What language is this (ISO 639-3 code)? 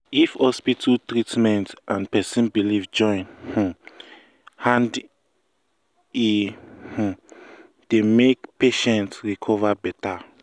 pcm